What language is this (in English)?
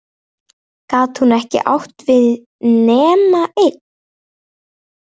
Icelandic